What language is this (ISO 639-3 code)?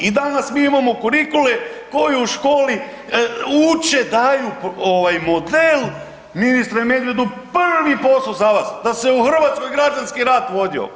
hrv